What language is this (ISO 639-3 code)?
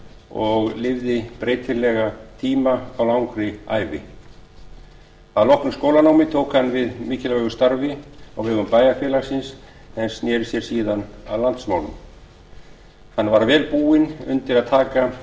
isl